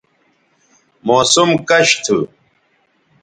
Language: Bateri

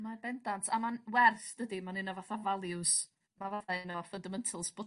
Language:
Welsh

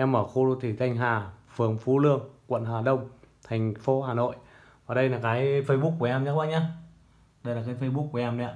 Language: Vietnamese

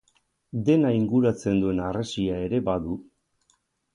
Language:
Basque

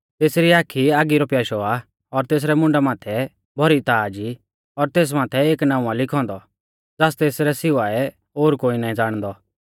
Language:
Mahasu Pahari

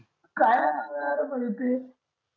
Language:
Marathi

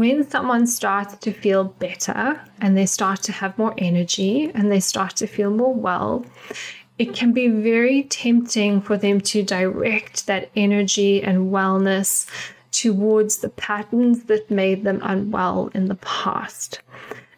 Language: English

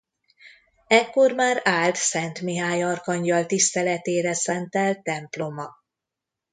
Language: Hungarian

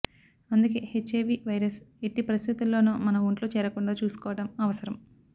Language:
Telugu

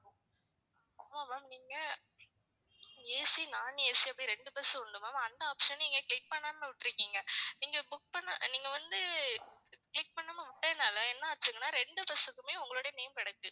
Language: Tamil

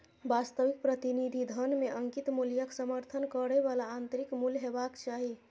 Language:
Maithili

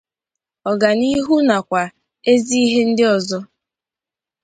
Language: Igbo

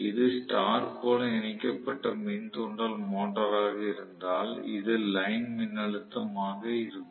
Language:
Tamil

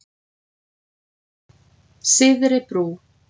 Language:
Icelandic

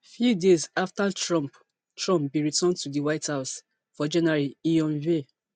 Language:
Nigerian Pidgin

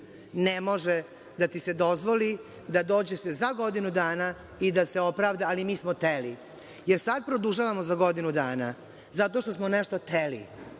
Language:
Serbian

